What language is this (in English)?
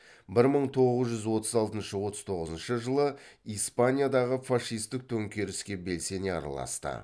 Kazakh